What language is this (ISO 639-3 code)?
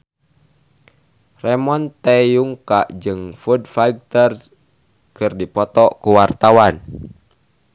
sun